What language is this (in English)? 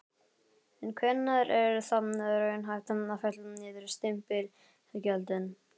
Icelandic